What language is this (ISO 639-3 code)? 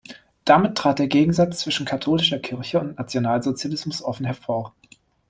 deu